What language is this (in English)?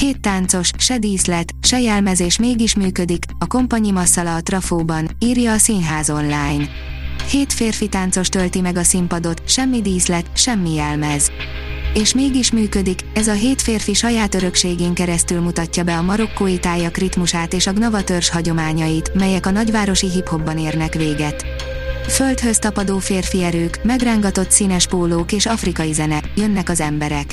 Hungarian